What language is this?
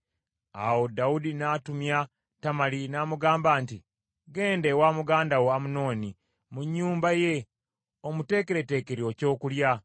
Ganda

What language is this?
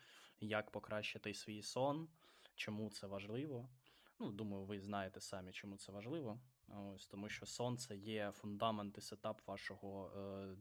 Ukrainian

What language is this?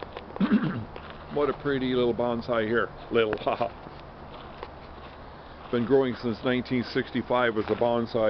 English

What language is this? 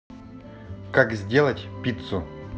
Russian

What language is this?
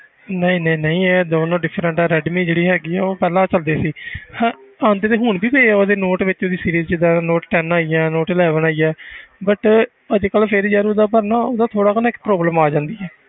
Punjabi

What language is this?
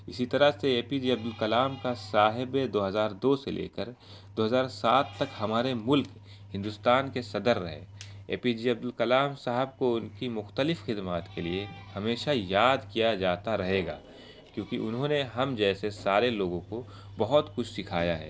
Urdu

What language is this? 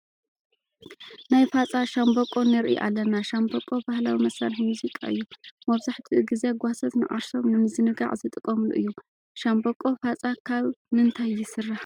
Tigrinya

